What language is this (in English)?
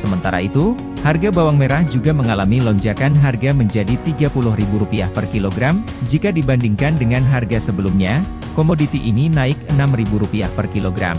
Indonesian